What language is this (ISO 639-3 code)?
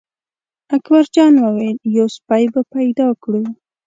pus